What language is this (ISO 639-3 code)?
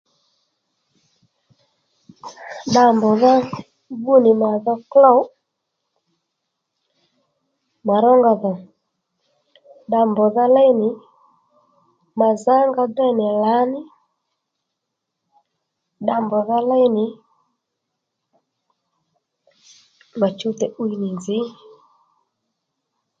led